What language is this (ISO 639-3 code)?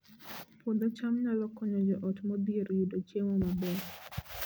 luo